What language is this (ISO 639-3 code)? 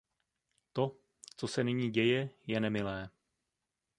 ces